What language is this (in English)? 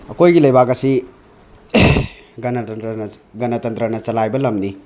Manipuri